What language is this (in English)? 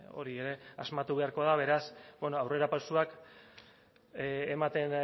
Basque